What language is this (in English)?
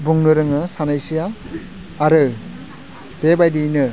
Bodo